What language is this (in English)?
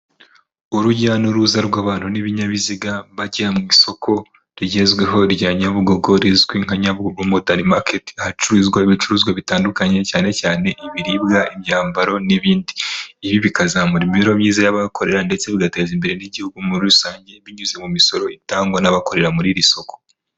Kinyarwanda